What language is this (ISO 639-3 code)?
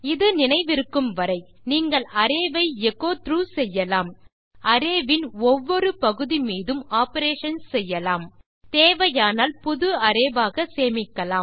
tam